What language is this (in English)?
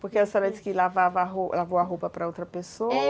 Portuguese